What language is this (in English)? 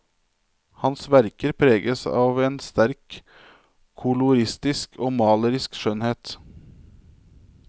Norwegian